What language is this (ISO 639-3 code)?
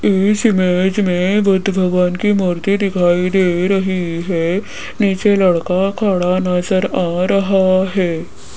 hin